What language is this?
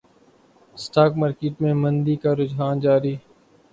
Urdu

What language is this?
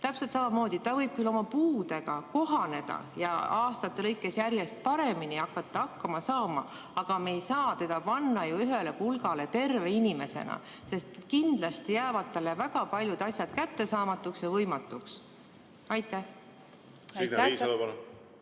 Estonian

